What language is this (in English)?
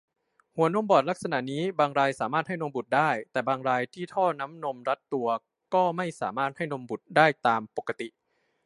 Thai